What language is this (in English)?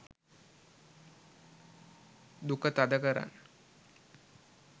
Sinhala